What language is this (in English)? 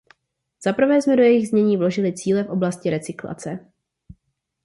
Czech